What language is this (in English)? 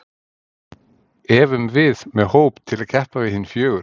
Icelandic